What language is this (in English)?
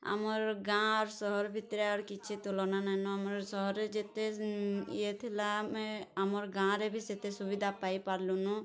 Odia